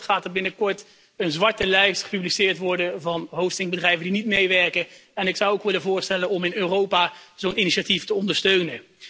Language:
Dutch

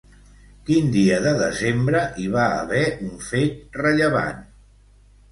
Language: Catalan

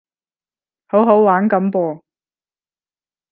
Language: Cantonese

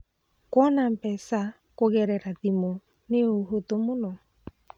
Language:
Kikuyu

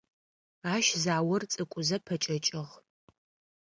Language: Adyghe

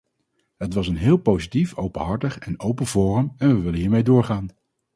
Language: Dutch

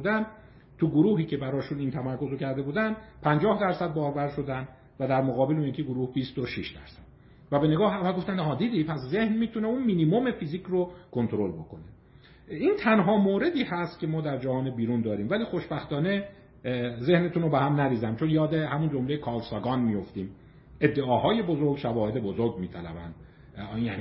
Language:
Persian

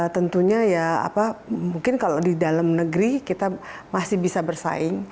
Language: Indonesian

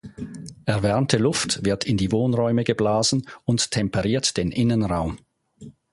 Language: German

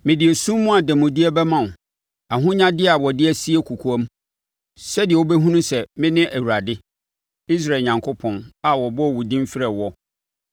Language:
Akan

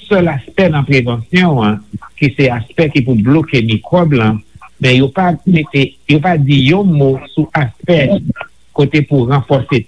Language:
French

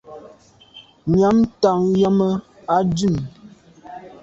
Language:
Medumba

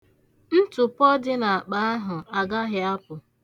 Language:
Igbo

